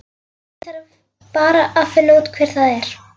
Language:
Icelandic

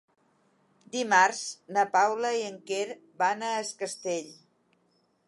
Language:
Catalan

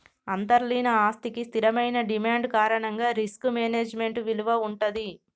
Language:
Telugu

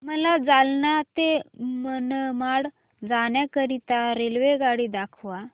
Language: Marathi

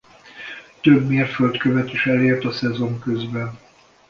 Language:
Hungarian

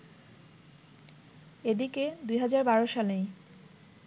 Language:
Bangla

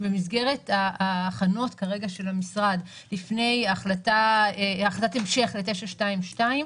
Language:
Hebrew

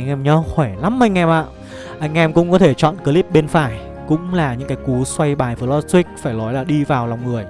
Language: Vietnamese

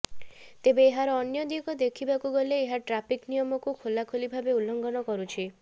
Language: Odia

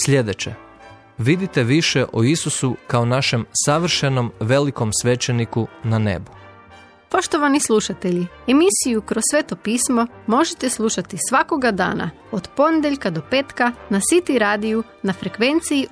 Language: Croatian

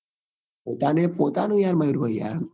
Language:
Gujarati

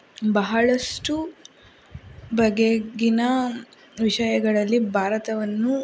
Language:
Kannada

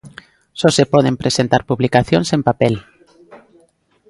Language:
Galician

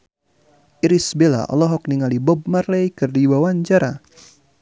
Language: Sundanese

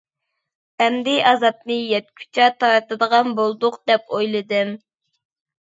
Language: Uyghur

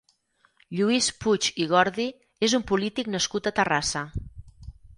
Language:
Catalan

